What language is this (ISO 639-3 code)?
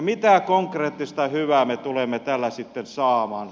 fin